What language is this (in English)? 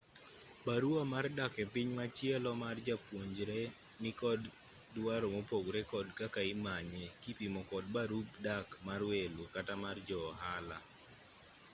Luo (Kenya and Tanzania)